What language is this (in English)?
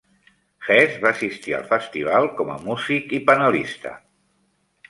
Catalan